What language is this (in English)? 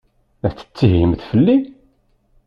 Kabyle